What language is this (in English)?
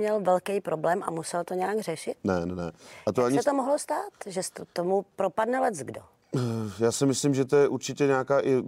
Czech